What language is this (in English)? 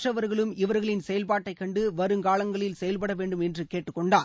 Tamil